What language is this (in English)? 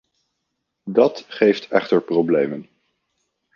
Dutch